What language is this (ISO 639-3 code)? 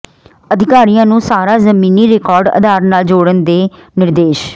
pan